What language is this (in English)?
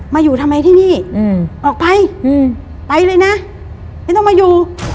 Thai